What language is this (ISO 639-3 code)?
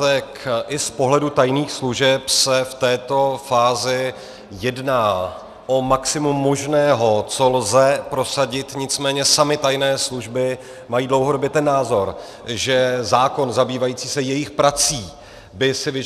ces